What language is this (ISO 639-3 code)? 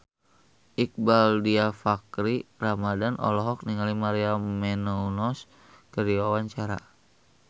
sun